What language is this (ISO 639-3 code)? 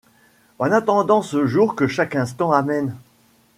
fra